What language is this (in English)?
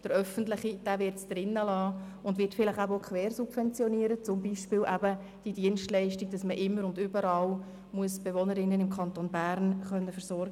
Swiss German